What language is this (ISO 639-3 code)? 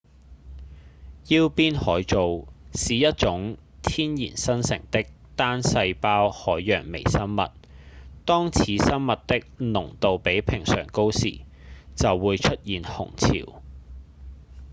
yue